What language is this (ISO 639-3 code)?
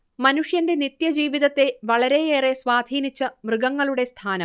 mal